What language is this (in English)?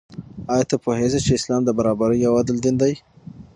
Pashto